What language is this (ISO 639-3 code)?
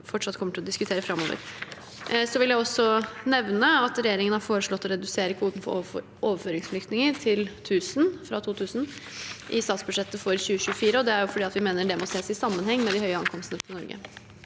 nor